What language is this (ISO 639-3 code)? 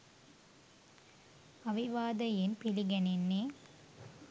sin